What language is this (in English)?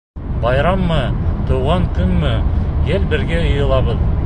Bashkir